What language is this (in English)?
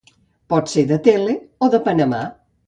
Catalan